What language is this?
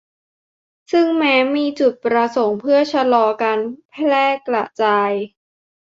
Thai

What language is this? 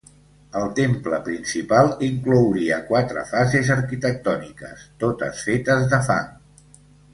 Catalan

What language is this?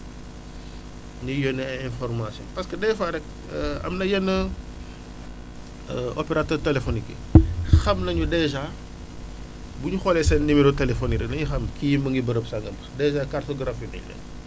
Wolof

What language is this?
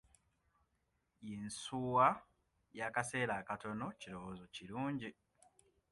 Ganda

